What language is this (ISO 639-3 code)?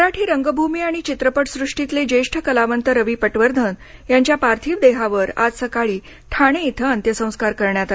mar